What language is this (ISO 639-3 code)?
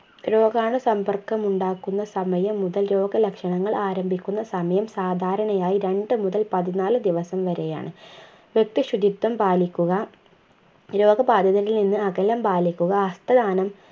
mal